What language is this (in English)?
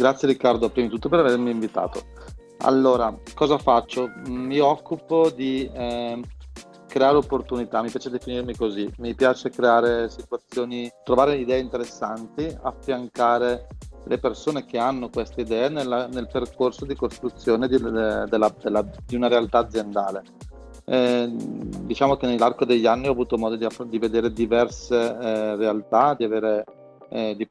Italian